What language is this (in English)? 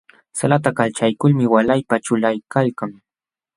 Jauja Wanca Quechua